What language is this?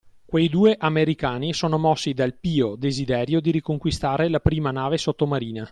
Italian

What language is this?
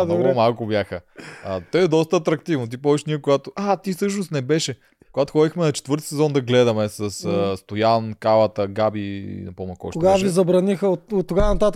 Bulgarian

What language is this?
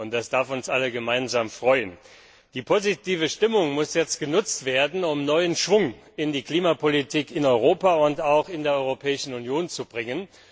German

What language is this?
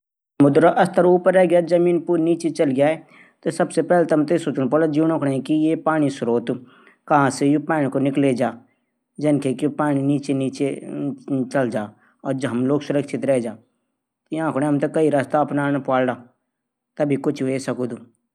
Garhwali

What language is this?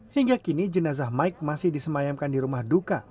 Indonesian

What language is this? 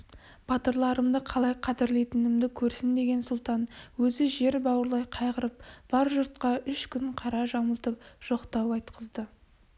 Kazakh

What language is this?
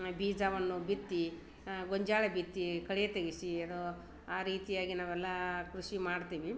Kannada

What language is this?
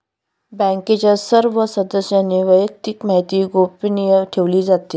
Marathi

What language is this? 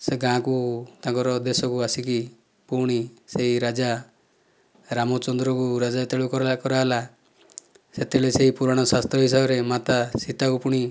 Odia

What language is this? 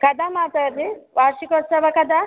Sanskrit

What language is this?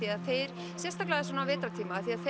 Icelandic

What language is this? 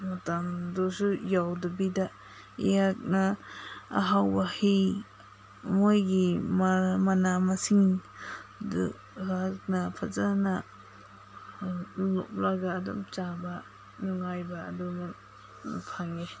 Manipuri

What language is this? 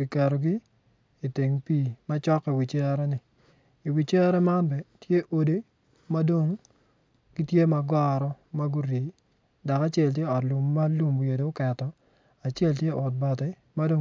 Acoli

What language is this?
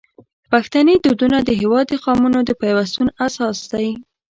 Pashto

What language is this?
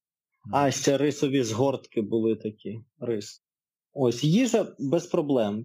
Ukrainian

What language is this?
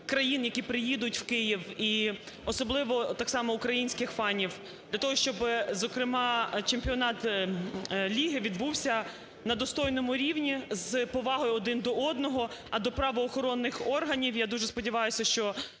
Ukrainian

